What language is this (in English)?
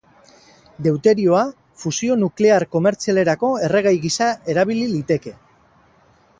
Basque